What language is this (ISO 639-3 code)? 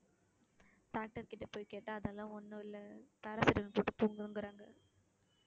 tam